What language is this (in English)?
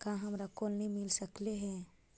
Magahi